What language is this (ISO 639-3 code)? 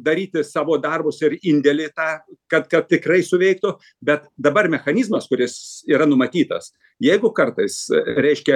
lit